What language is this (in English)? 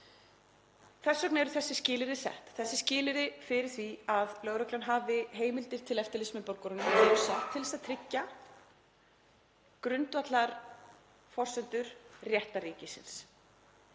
Icelandic